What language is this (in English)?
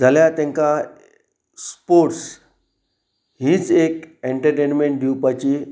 Konkani